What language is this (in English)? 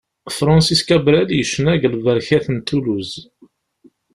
Kabyle